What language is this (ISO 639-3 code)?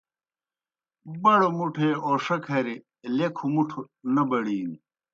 plk